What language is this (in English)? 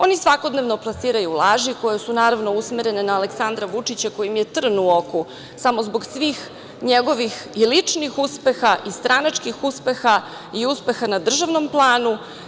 Serbian